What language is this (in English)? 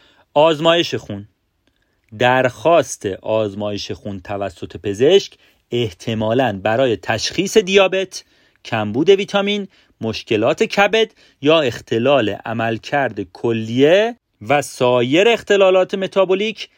Persian